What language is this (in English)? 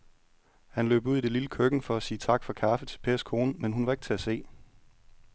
Danish